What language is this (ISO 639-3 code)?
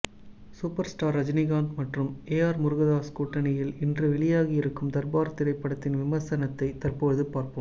tam